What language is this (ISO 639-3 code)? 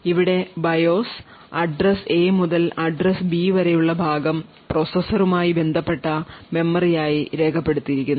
mal